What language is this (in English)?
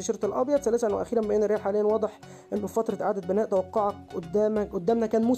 Arabic